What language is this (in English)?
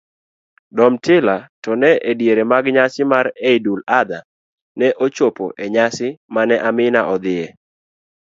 Luo (Kenya and Tanzania)